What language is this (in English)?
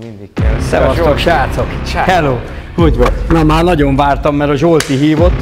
Hungarian